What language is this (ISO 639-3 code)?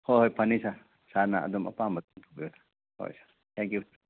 mni